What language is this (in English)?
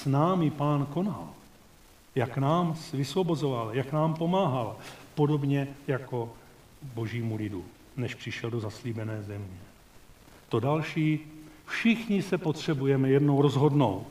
Czech